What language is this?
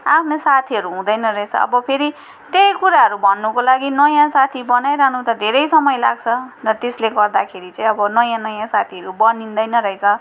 Nepali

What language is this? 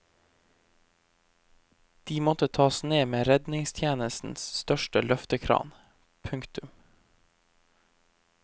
Norwegian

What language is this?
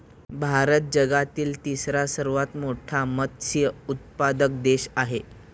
Marathi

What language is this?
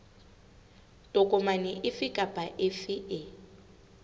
Southern Sotho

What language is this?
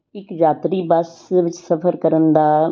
Punjabi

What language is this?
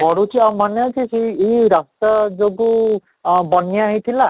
Odia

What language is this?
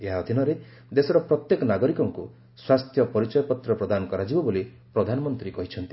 Odia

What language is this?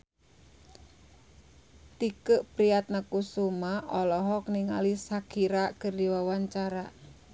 Sundanese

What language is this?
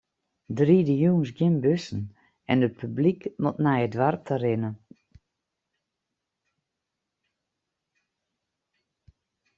Western Frisian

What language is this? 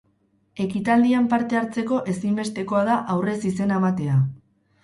Basque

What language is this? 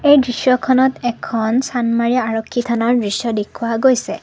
Assamese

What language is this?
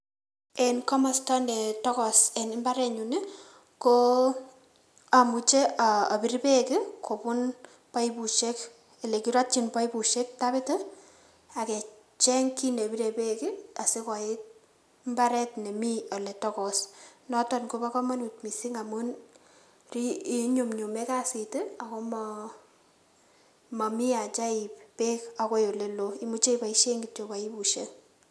Kalenjin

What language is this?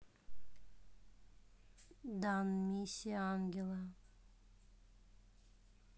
Russian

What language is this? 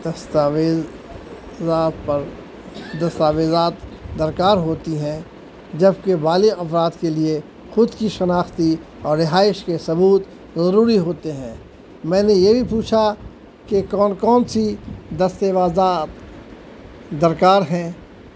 Urdu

